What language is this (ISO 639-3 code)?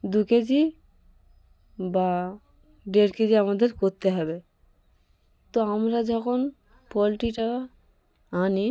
ben